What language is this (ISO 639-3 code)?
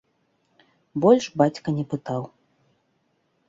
bel